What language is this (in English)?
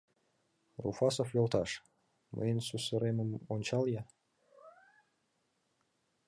Mari